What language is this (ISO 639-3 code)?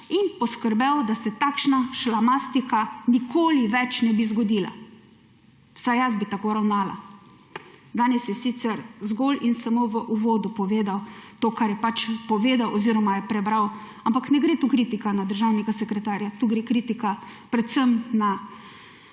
slv